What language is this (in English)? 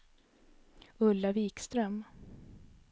Swedish